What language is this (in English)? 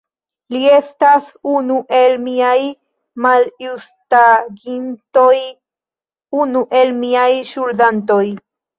Esperanto